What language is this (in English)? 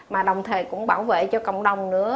Vietnamese